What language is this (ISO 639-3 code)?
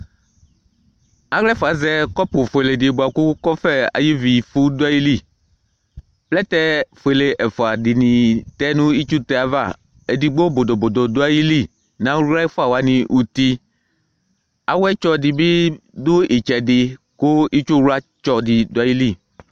kpo